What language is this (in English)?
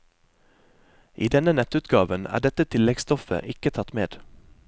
Norwegian